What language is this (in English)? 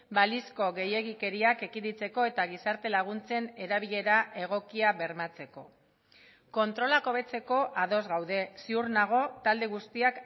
Basque